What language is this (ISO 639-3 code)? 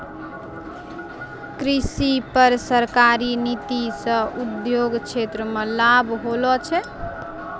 mai